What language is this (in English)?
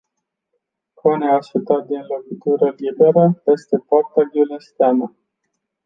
Romanian